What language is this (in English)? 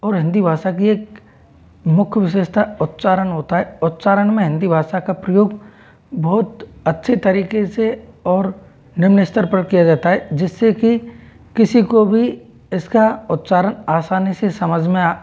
Hindi